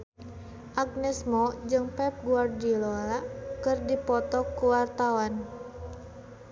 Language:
Sundanese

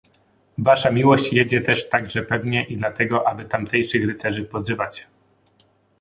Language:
Polish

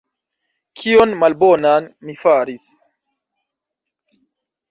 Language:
Esperanto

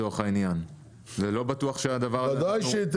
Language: Hebrew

